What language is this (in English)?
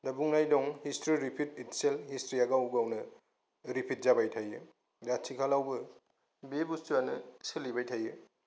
Bodo